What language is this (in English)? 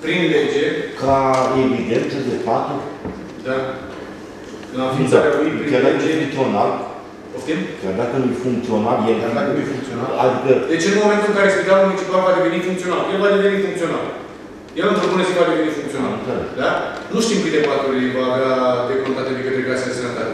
Romanian